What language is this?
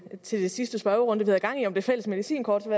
Danish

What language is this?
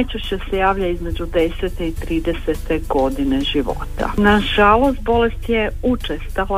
Croatian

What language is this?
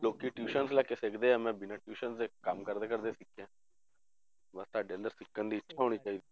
Punjabi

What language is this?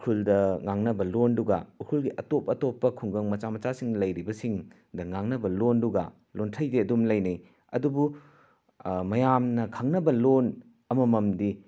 Manipuri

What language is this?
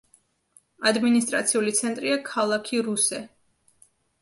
Georgian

